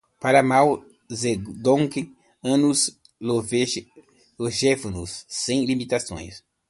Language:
Portuguese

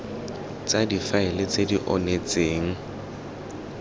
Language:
Tswana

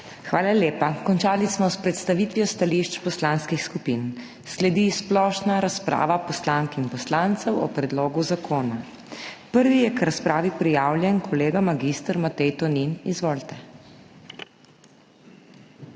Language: Slovenian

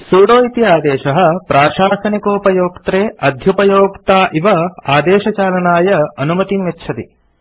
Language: Sanskrit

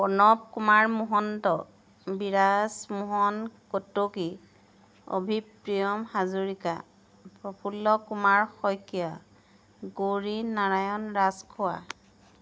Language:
Assamese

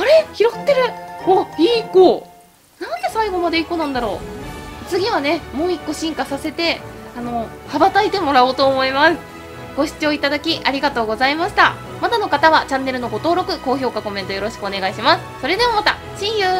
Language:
Japanese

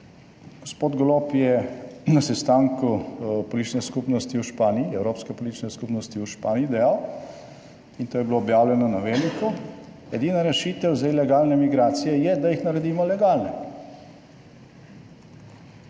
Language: Slovenian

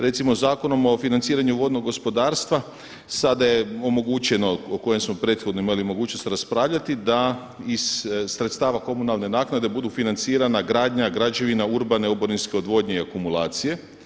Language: Croatian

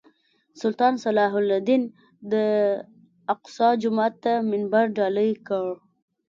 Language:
Pashto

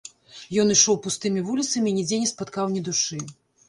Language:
Belarusian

